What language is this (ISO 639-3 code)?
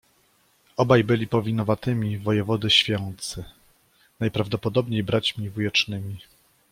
pol